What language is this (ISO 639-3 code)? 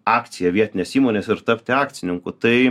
lit